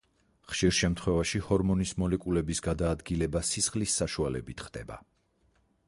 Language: Georgian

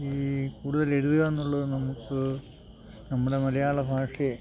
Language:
Malayalam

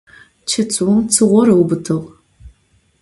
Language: Adyghe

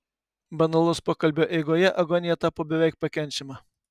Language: Lithuanian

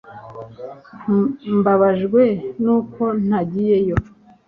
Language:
Kinyarwanda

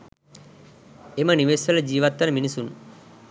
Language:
Sinhala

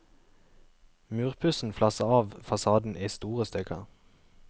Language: Norwegian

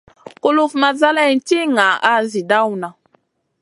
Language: Masana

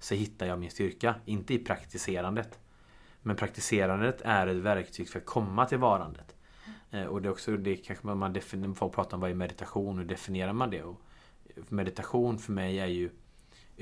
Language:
Swedish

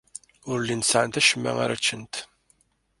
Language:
Kabyle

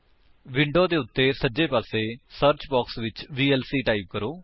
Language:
Punjabi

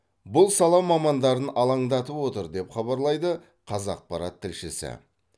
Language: Kazakh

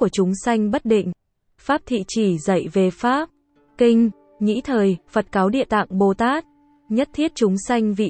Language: Vietnamese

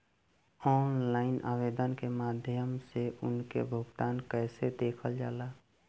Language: Bhojpuri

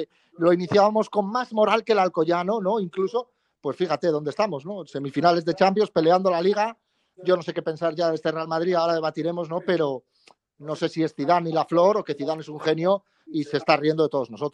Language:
Spanish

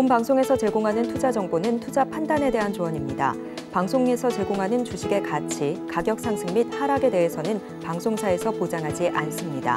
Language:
Korean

